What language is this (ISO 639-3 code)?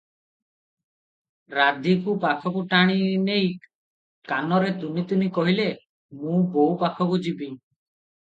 ori